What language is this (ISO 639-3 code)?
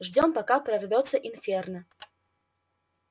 rus